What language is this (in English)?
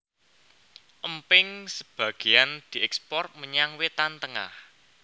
Javanese